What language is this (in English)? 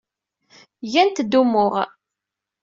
Kabyle